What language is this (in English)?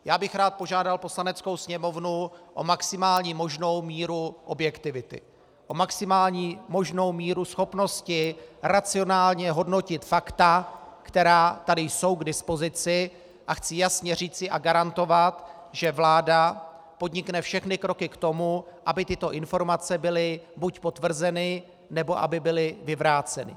Czech